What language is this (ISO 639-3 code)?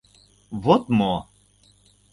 chm